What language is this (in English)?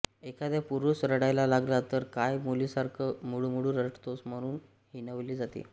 Marathi